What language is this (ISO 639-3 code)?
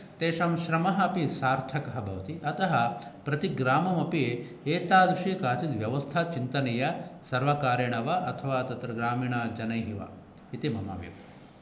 san